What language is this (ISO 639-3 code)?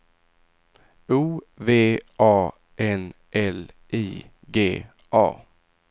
swe